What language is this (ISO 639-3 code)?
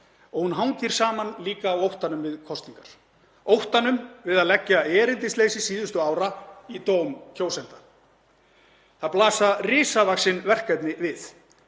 isl